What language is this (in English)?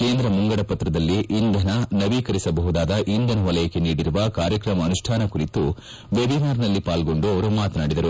Kannada